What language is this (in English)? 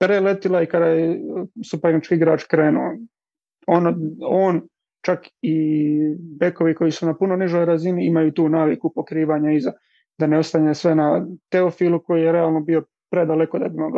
Croatian